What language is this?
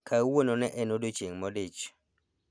Luo (Kenya and Tanzania)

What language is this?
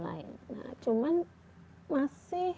Indonesian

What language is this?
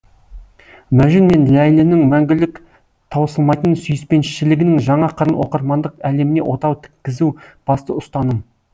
Kazakh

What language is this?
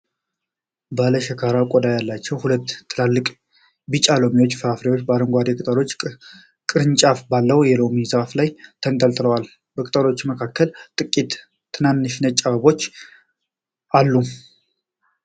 Amharic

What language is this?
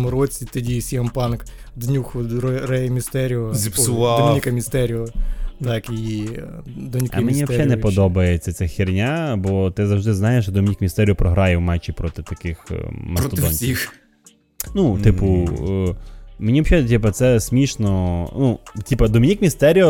Ukrainian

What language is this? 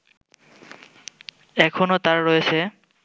Bangla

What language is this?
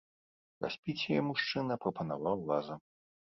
Belarusian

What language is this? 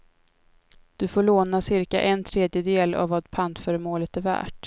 Swedish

